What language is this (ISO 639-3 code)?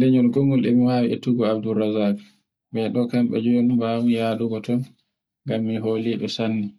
fue